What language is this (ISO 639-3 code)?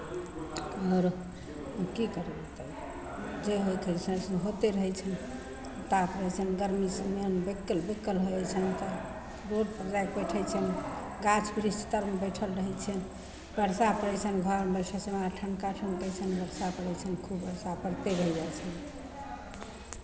mai